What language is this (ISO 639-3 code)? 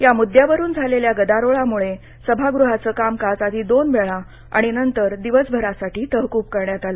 mar